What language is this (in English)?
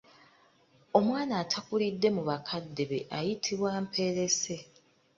Ganda